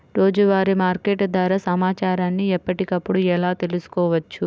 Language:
Telugu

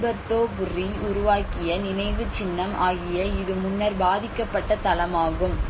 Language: Tamil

